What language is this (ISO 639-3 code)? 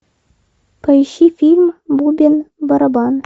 rus